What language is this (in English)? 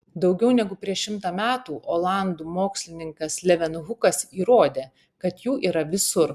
Lithuanian